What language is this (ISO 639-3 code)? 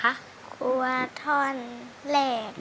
tha